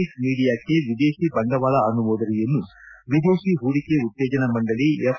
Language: Kannada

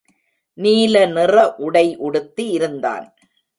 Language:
Tamil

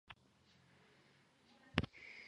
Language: Georgian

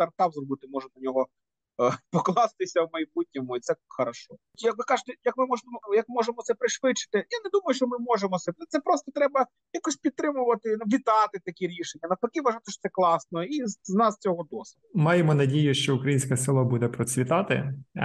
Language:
Ukrainian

